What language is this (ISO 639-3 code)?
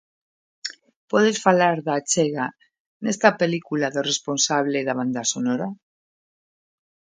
glg